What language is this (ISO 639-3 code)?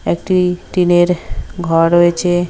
ben